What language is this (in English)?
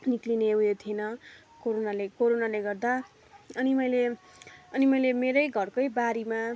Nepali